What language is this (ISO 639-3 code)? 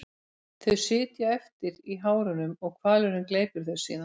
isl